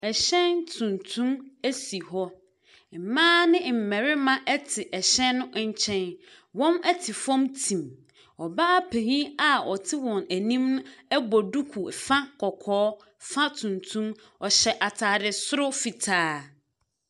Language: Akan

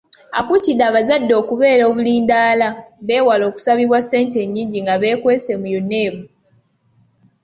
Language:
Ganda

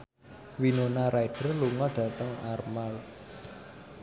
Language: Javanese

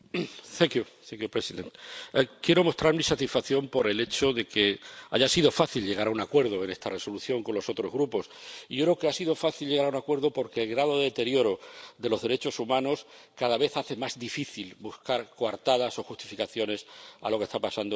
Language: Spanish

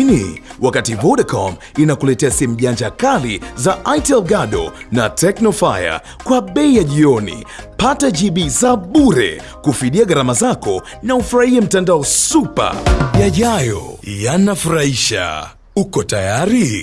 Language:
Swahili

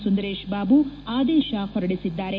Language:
Kannada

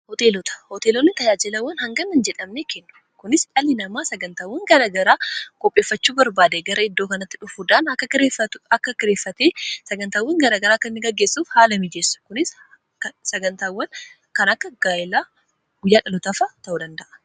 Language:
Oromo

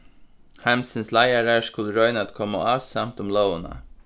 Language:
Faroese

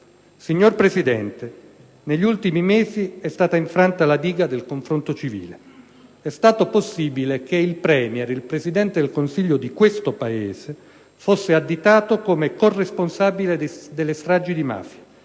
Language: Italian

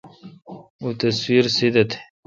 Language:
Kalkoti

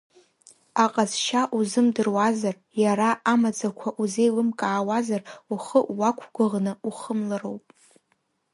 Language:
Abkhazian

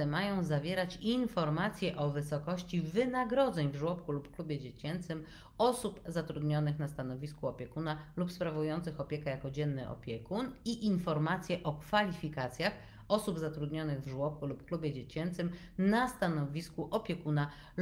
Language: Polish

